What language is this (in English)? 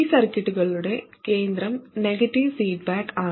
Malayalam